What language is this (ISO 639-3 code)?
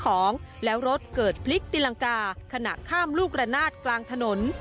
tha